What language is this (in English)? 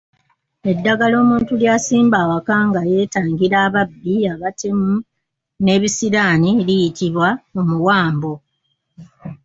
Ganda